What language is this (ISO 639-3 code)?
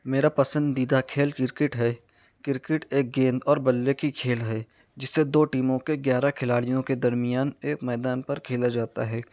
urd